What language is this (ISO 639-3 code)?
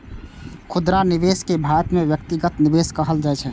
mai